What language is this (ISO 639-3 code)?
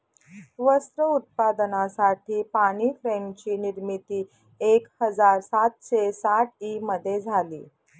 mar